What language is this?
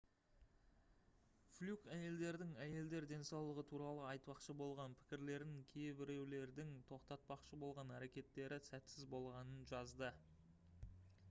Kazakh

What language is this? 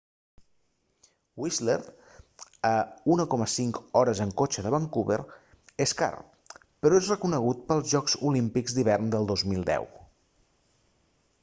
Catalan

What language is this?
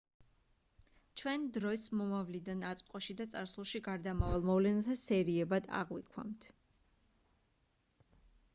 Georgian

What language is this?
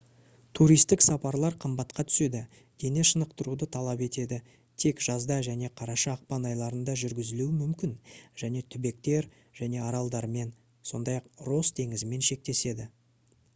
Kazakh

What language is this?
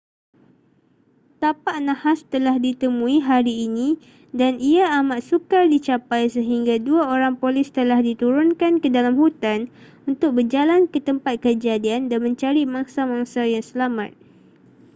Malay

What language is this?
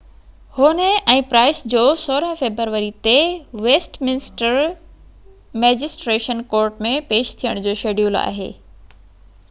Sindhi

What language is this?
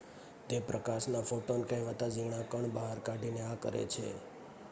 Gujarati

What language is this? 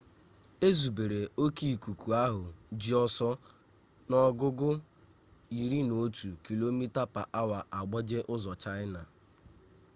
Igbo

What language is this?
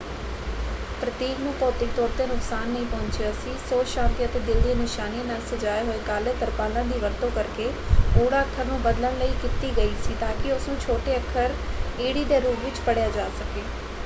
Punjabi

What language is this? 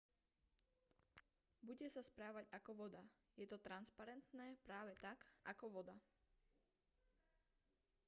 Slovak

